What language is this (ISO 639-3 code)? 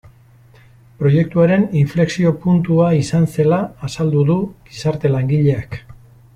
eus